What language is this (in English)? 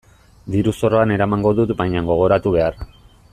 Basque